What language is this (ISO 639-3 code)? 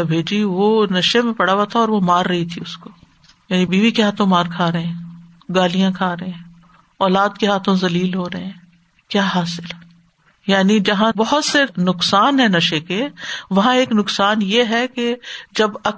urd